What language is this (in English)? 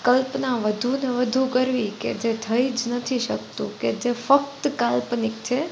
Gujarati